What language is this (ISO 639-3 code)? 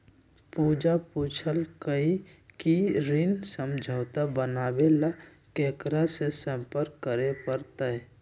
mag